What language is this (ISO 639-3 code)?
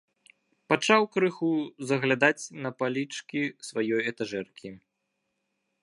bel